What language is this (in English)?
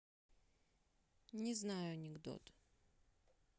Russian